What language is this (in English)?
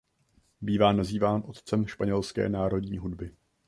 Czech